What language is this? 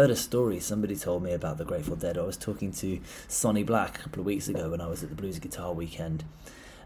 English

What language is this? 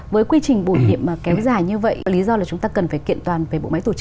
Vietnamese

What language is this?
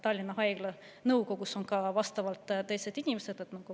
Estonian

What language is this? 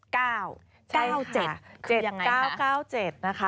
Thai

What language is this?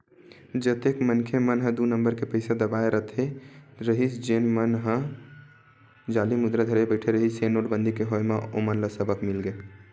Chhattisgarhi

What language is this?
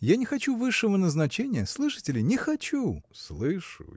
Russian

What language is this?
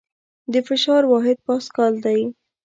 Pashto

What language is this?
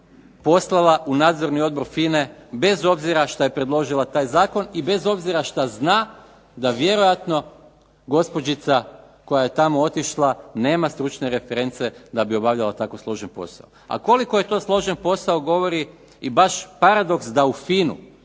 Croatian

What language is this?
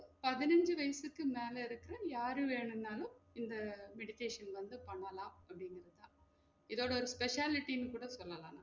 Tamil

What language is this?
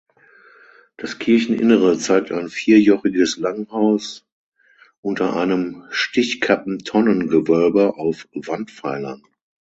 German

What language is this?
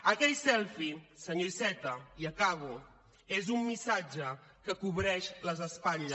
Catalan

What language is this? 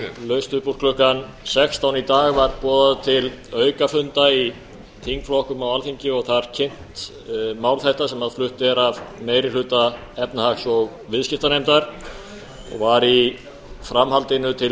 Icelandic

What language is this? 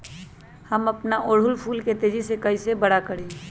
Magahi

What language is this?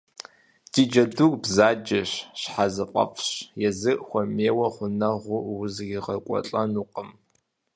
Kabardian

